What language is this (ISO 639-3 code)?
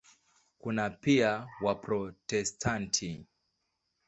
swa